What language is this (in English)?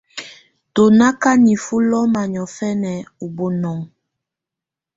Tunen